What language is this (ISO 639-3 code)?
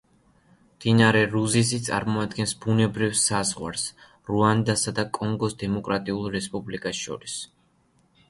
kat